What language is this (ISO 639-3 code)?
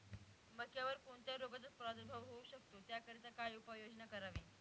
mar